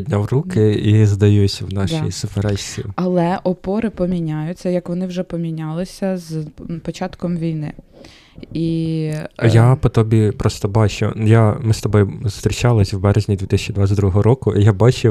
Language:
Ukrainian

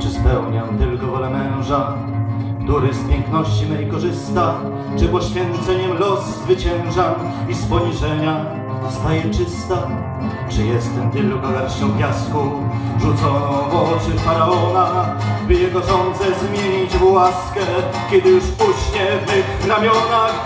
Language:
Polish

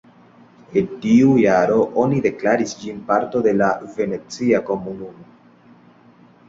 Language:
Esperanto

